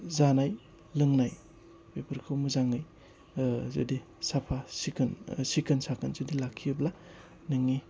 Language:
Bodo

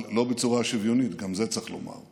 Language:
Hebrew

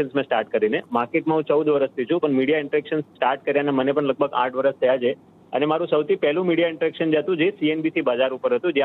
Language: Hindi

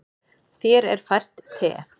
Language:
Icelandic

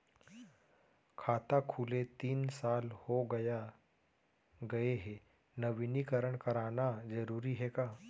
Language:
Chhattisgarhi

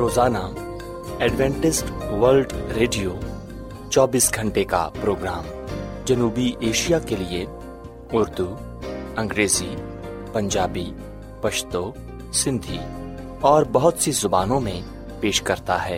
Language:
Urdu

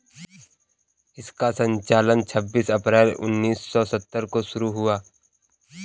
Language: Hindi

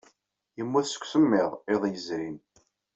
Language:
Kabyle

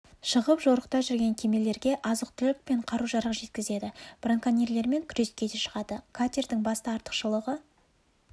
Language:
Kazakh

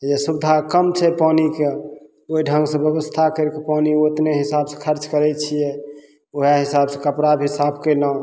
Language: Maithili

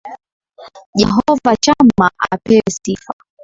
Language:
Swahili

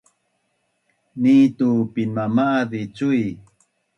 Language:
Bunun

